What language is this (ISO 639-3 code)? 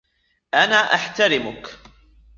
ara